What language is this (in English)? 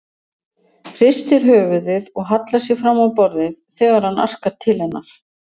Icelandic